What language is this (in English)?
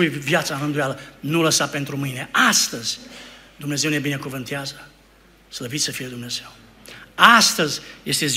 Romanian